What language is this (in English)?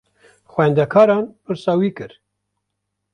Kurdish